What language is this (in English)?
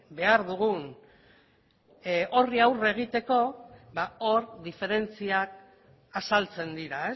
Basque